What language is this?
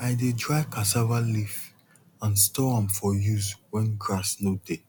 Nigerian Pidgin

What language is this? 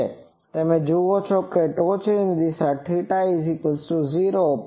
Gujarati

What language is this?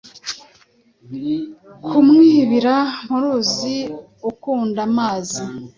Kinyarwanda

